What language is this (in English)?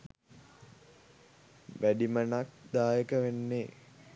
Sinhala